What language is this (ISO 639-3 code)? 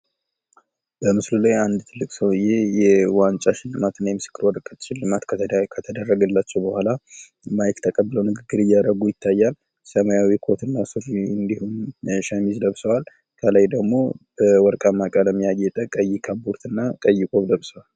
amh